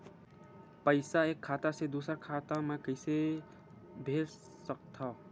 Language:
Chhattisgarhi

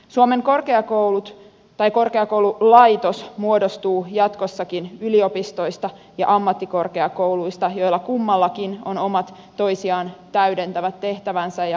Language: Finnish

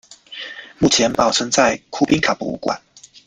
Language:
Chinese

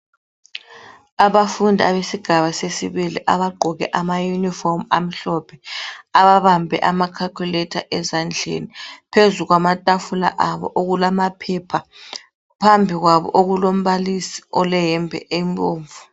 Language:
North Ndebele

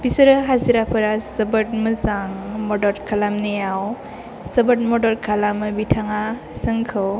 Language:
Bodo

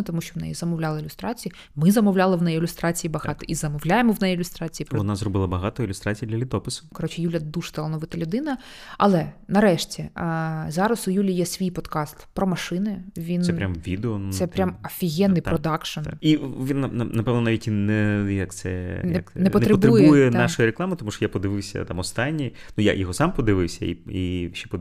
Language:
Ukrainian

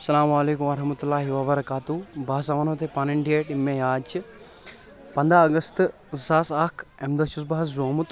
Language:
Kashmiri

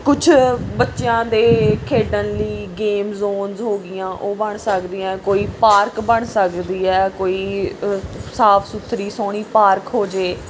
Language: Punjabi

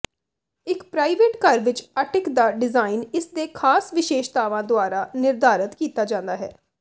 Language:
Punjabi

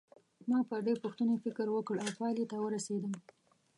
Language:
Pashto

